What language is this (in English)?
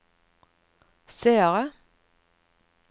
Norwegian